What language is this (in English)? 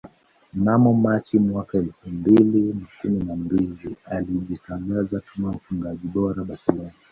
Swahili